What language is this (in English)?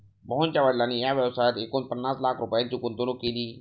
Marathi